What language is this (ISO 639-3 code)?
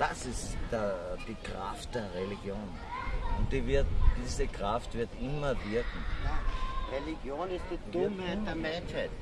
deu